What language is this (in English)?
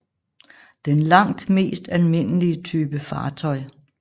Danish